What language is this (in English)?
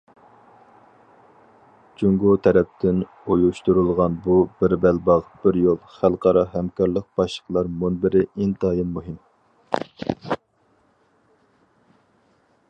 Uyghur